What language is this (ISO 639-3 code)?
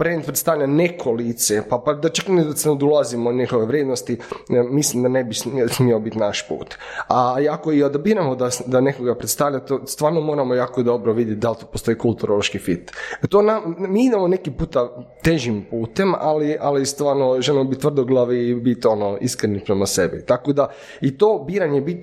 hrv